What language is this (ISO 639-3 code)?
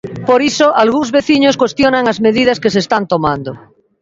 glg